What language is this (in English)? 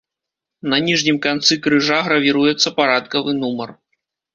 Belarusian